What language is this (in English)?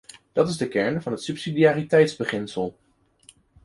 Dutch